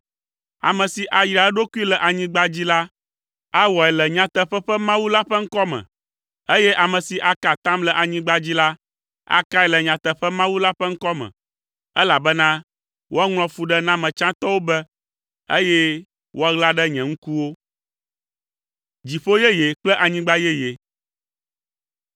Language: Ewe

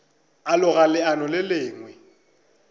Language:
Northern Sotho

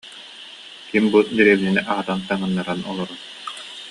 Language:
Yakut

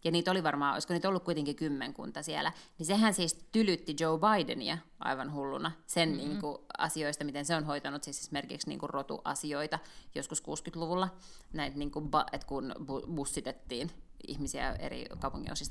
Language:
Finnish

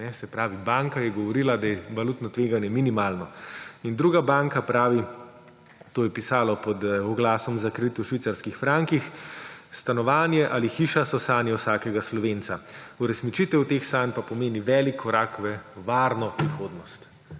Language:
Slovenian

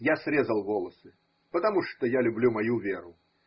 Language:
Russian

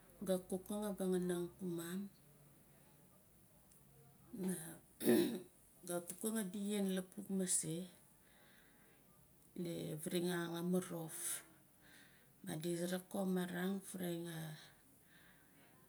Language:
Nalik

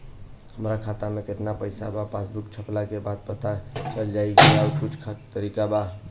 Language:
Bhojpuri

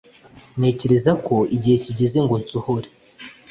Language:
Kinyarwanda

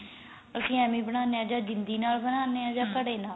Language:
Punjabi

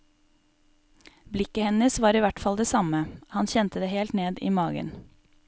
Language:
Norwegian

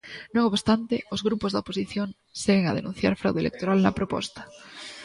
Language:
Galician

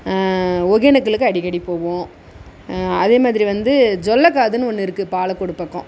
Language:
Tamil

